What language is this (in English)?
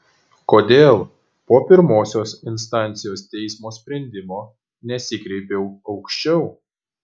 Lithuanian